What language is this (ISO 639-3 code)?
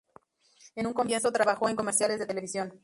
spa